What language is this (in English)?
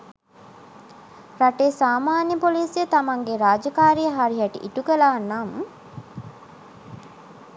Sinhala